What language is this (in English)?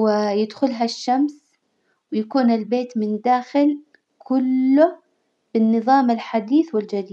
Hijazi Arabic